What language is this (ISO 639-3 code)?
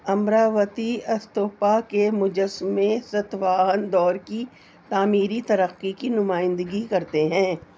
urd